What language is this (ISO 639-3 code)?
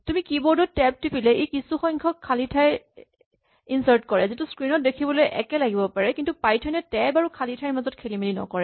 asm